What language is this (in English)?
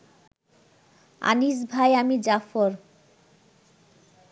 Bangla